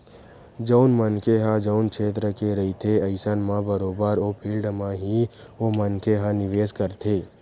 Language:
Chhattisgarhi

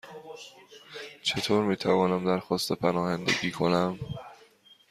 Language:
Persian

